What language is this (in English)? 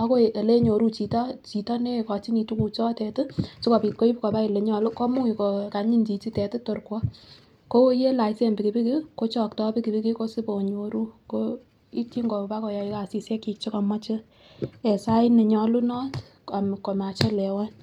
Kalenjin